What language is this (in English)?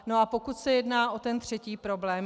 Czech